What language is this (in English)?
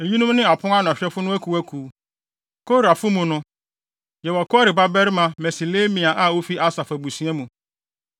Akan